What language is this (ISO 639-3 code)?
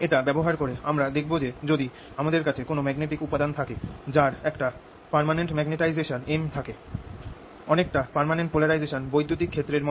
ben